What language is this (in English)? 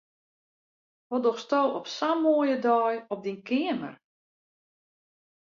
Western Frisian